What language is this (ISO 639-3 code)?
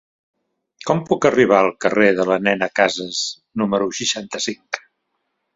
cat